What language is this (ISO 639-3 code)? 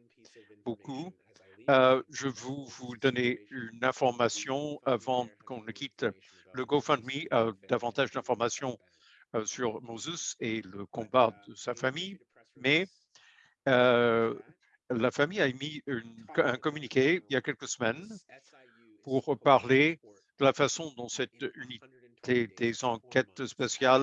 fra